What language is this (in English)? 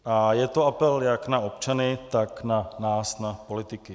Czech